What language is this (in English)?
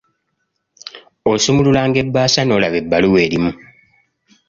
Ganda